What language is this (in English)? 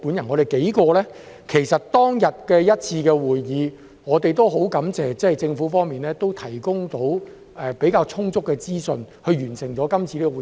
Cantonese